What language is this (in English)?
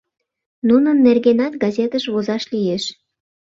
Mari